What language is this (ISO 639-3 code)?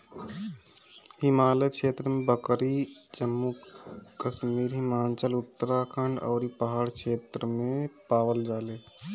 bho